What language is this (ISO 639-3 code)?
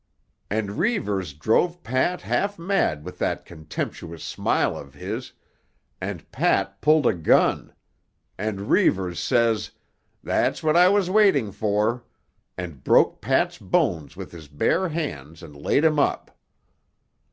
eng